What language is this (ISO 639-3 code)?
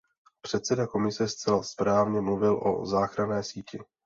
ces